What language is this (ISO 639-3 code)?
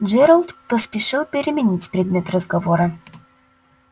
rus